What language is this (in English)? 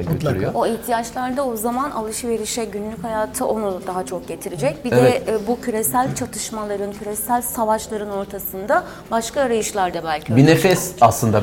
Turkish